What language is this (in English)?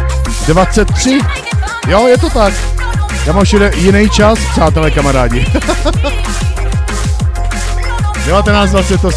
Czech